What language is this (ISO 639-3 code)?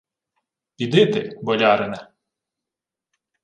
ukr